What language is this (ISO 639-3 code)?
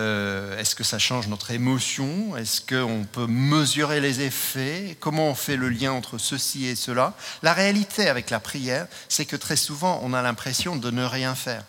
fra